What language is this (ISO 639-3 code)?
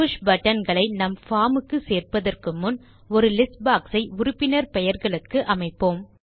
tam